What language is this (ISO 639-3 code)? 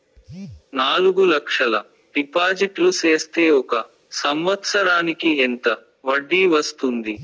tel